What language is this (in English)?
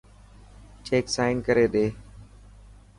Dhatki